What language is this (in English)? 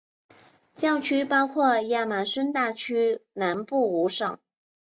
Chinese